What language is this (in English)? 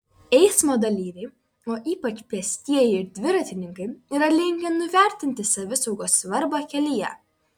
Lithuanian